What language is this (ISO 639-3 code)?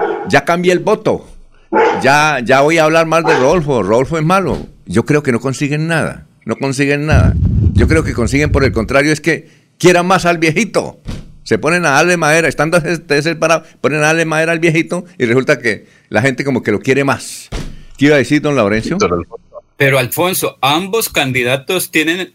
spa